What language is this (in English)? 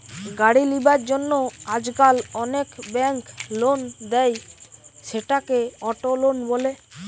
Bangla